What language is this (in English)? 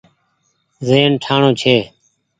Goaria